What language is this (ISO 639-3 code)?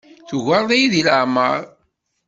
kab